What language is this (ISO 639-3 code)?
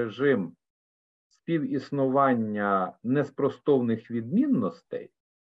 ukr